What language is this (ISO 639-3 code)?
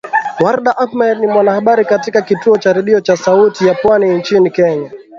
swa